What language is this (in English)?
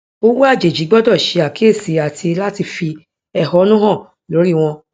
Yoruba